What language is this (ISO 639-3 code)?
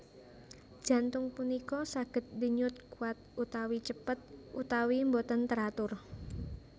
jav